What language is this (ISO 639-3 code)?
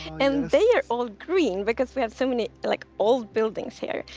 eng